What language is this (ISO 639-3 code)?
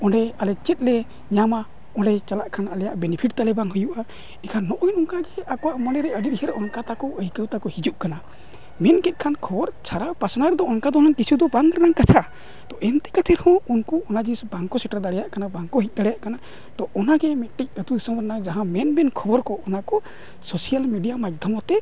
sat